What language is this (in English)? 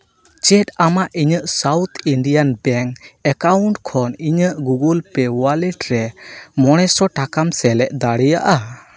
Santali